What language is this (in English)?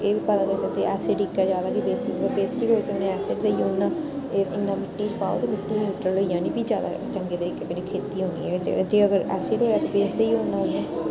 Dogri